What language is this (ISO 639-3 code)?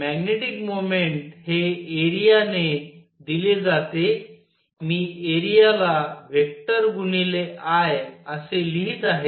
mar